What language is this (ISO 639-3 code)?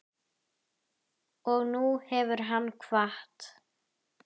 isl